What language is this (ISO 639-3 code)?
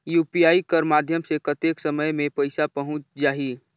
hne